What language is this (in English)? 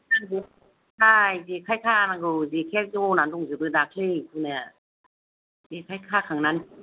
Bodo